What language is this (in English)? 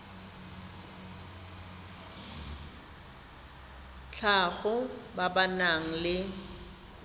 Tswana